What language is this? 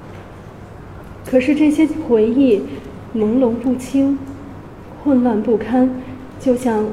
Chinese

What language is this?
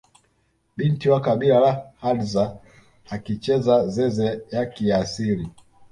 Swahili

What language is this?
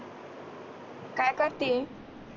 Marathi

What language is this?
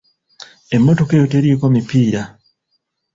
Ganda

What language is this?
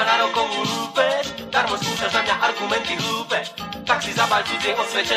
Czech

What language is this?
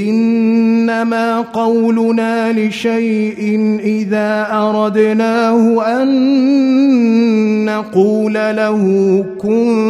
Arabic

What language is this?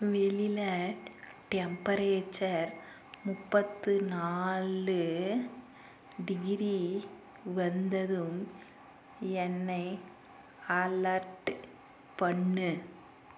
Tamil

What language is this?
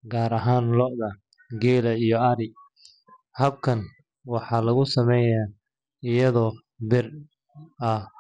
Somali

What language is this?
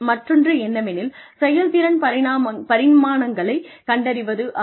Tamil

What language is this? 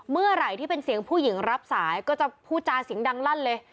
Thai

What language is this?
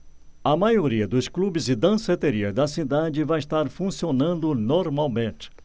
Portuguese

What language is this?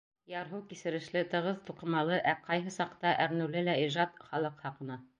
Bashkir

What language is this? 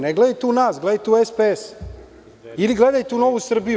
Serbian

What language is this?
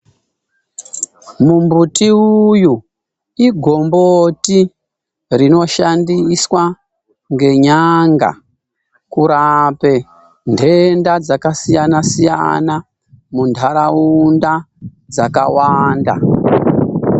Ndau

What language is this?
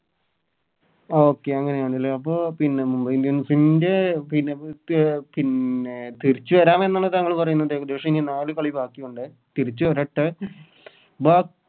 Malayalam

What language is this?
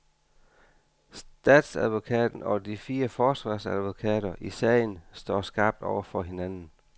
Danish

